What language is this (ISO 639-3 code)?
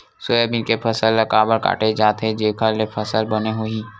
hne